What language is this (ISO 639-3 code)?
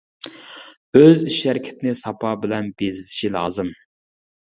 uig